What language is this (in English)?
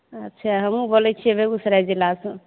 Maithili